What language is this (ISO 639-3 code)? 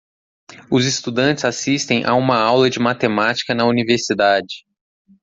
por